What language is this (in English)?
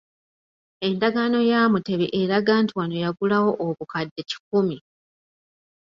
Ganda